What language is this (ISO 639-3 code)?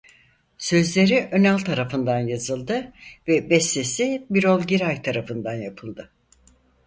tur